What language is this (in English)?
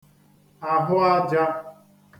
Igbo